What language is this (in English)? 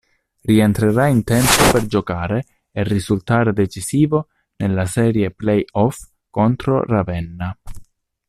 Italian